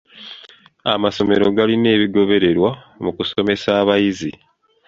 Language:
Ganda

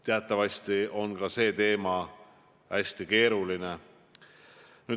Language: Estonian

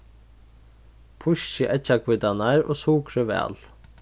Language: Faroese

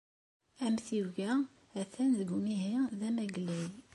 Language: Kabyle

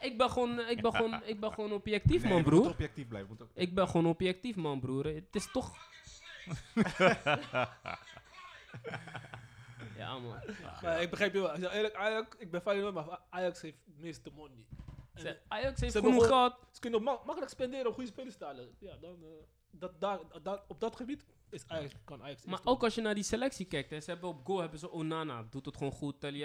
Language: Dutch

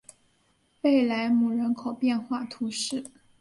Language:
Chinese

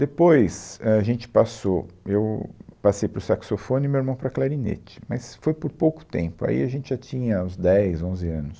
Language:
Portuguese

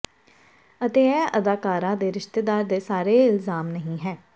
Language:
Punjabi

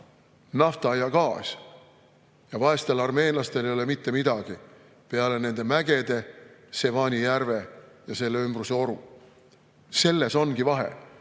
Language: Estonian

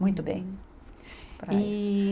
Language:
Portuguese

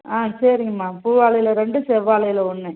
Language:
Tamil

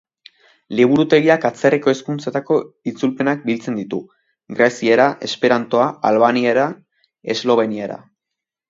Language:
Basque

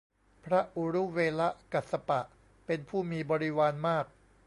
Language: Thai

